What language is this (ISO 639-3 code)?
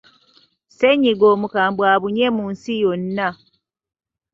lug